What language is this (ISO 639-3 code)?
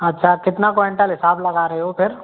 hin